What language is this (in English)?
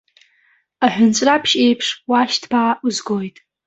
Abkhazian